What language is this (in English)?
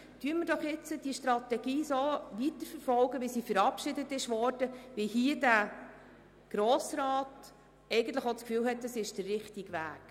Swiss German